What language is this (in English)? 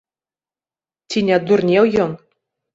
Belarusian